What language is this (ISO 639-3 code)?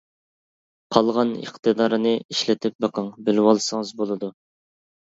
uig